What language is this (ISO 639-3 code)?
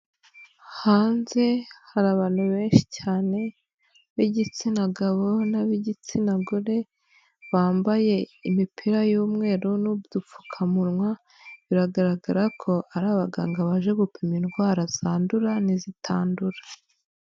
kin